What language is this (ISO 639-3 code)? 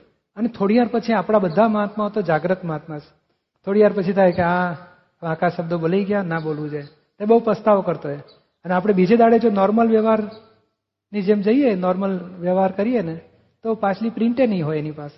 guj